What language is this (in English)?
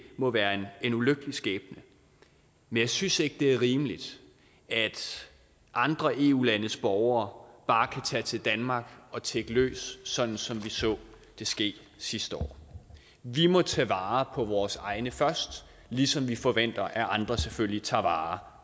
Danish